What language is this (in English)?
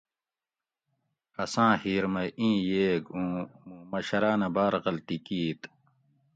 Gawri